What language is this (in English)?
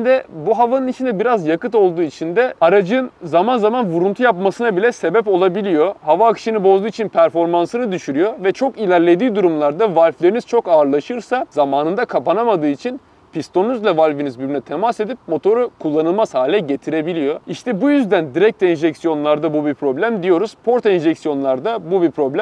Turkish